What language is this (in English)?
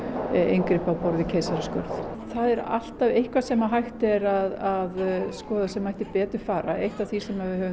Icelandic